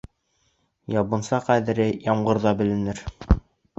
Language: Bashkir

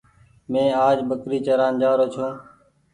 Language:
Goaria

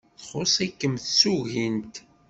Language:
Kabyle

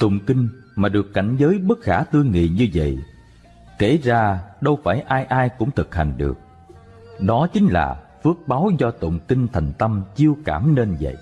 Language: Vietnamese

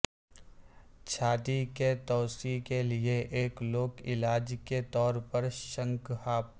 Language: Urdu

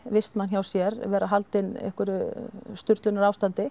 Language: Icelandic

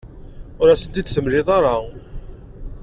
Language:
Kabyle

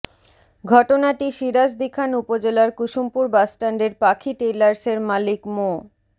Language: Bangla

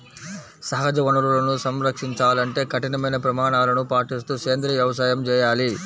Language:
Telugu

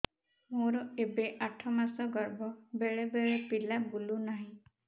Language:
Odia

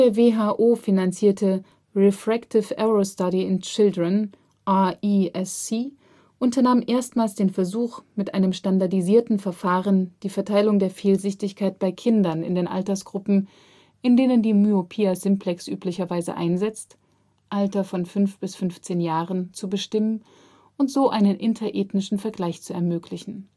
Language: German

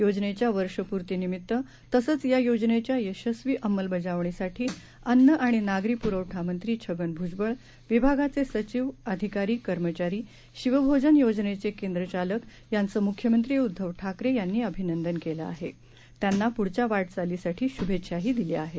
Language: Marathi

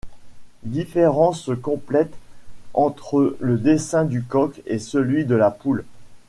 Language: French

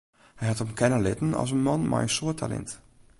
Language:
Western Frisian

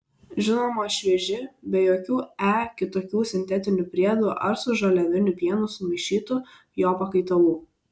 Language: Lithuanian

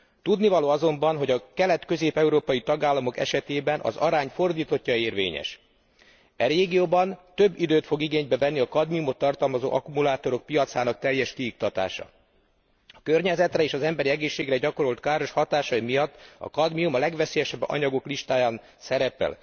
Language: Hungarian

